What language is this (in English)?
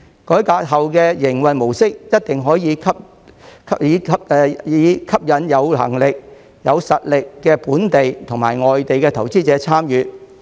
Cantonese